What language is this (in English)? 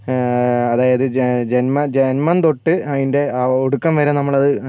Malayalam